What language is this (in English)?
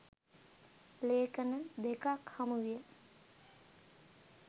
Sinhala